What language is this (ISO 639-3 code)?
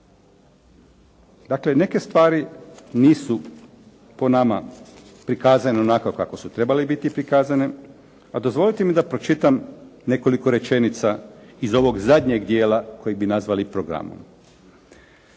hrv